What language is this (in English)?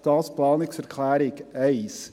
Swiss German